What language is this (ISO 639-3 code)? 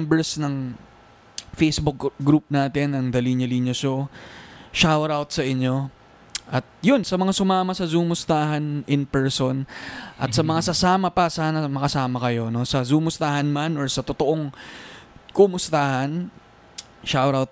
fil